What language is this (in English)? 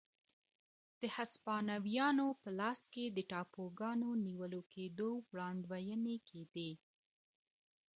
Pashto